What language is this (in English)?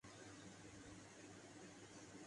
Urdu